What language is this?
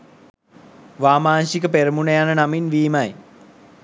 Sinhala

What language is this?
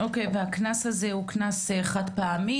Hebrew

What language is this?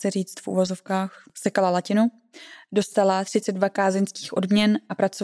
Czech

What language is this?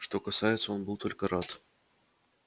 Russian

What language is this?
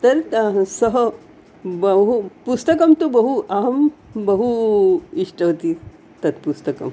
Sanskrit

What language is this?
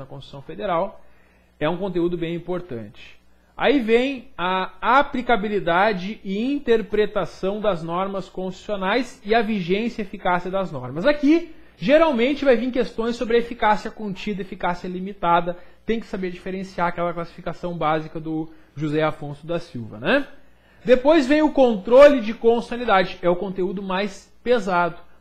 Portuguese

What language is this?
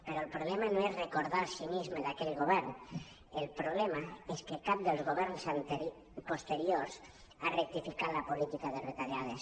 Catalan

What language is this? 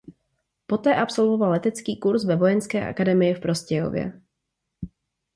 Czech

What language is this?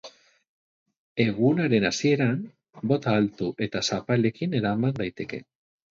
Basque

